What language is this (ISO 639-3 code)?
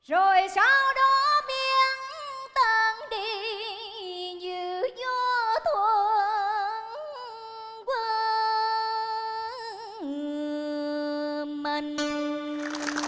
vie